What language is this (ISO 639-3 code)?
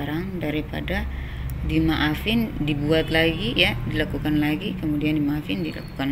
ind